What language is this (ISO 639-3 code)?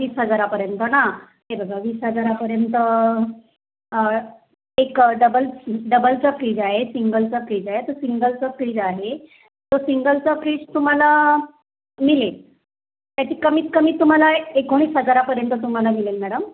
mar